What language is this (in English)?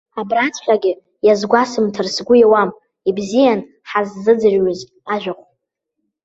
Abkhazian